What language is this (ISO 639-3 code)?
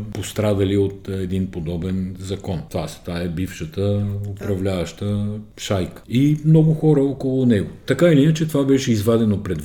bul